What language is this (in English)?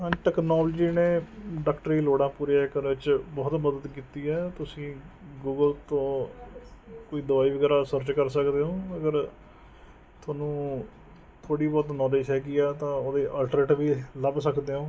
Punjabi